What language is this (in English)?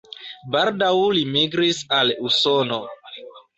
Esperanto